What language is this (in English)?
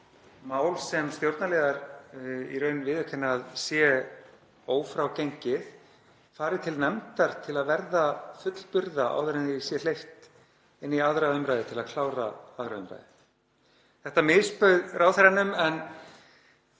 Icelandic